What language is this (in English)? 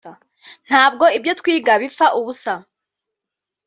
Kinyarwanda